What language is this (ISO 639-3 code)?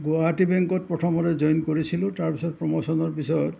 asm